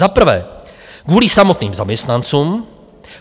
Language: Czech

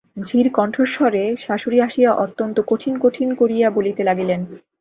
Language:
Bangla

